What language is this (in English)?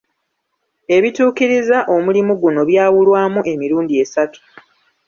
Ganda